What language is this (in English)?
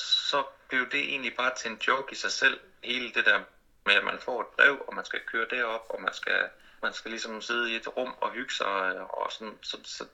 Danish